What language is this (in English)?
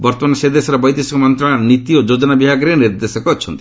Odia